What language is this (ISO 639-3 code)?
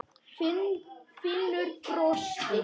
isl